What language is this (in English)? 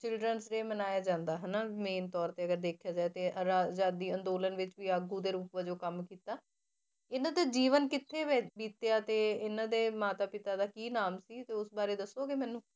Punjabi